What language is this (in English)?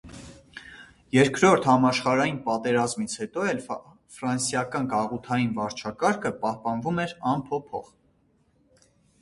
Armenian